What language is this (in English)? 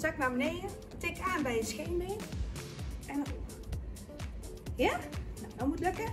Dutch